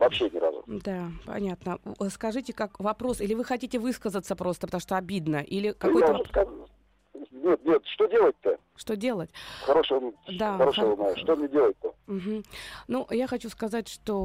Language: Russian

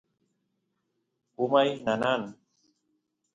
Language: Santiago del Estero Quichua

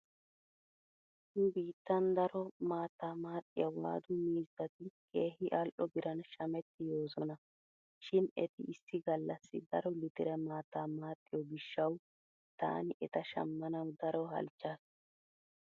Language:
Wolaytta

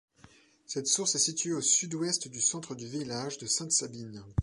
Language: French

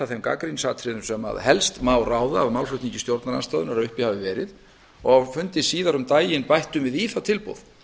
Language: Icelandic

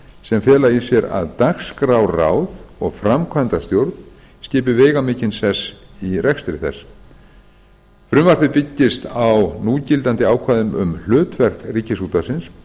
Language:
Icelandic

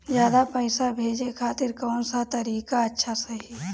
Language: Bhojpuri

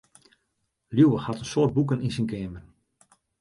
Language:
Western Frisian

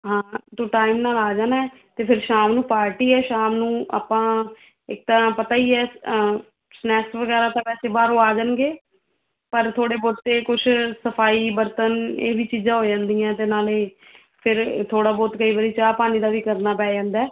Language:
Punjabi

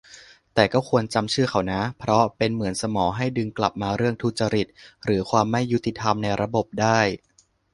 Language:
Thai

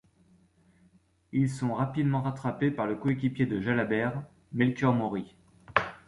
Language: French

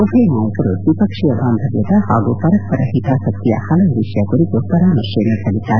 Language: Kannada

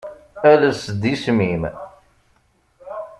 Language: Kabyle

